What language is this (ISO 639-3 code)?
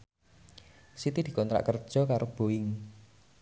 jav